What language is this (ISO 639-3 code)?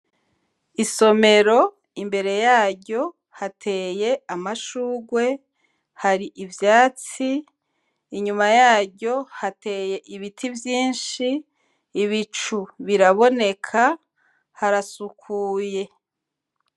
run